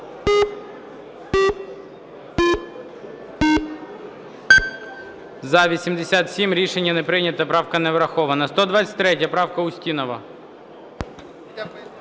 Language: Ukrainian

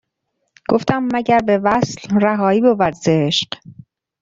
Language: Persian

